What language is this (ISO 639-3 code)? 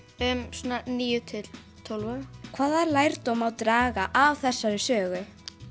isl